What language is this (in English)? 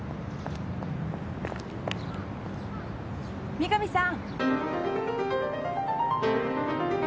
Japanese